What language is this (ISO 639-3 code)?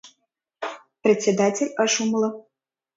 chm